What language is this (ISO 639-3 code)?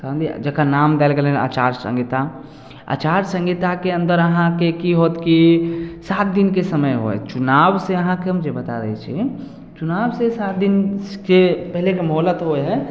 mai